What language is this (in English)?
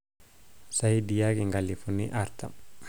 Masai